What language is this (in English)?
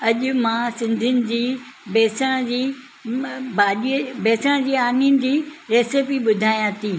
Sindhi